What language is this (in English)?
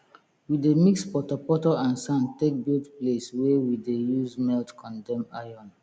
Nigerian Pidgin